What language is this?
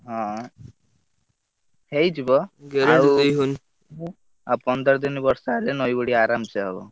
Odia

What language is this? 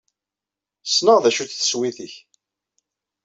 Kabyle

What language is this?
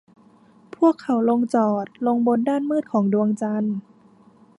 Thai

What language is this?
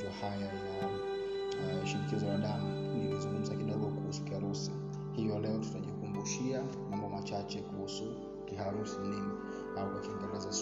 Swahili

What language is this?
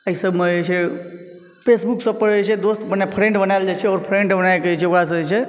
Maithili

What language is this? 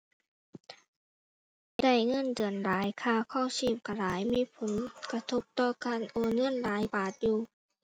Thai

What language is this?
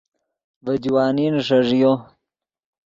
Yidgha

